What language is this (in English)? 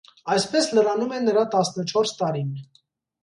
Armenian